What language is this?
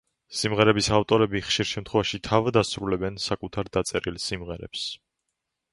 Georgian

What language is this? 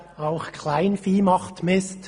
Swiss German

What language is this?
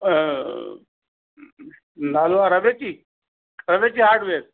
Sindhi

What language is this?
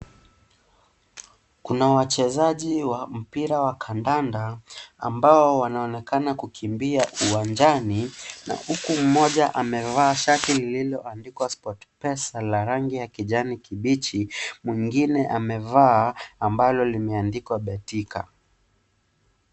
Swahili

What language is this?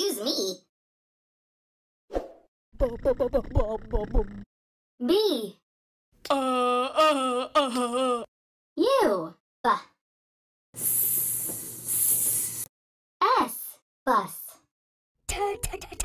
English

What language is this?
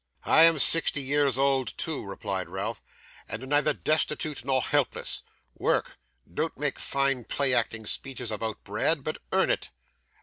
English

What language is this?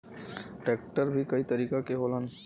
Bhojpuri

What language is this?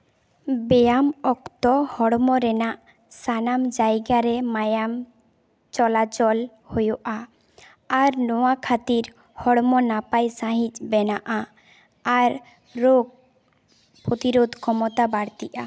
Santali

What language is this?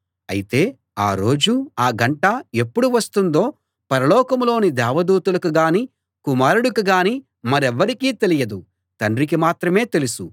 Telugu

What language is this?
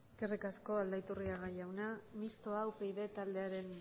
Basque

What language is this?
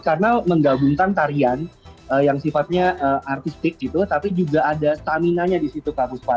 Indonesian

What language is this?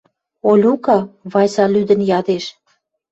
Western Mari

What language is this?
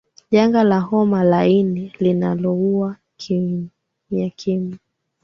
Swahili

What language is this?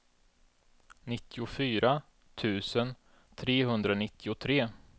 Swedish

